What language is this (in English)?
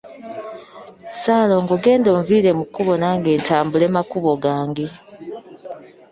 Ganda